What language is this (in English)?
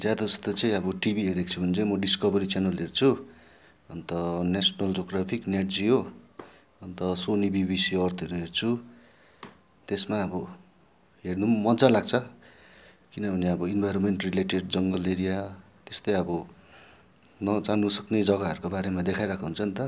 Nepali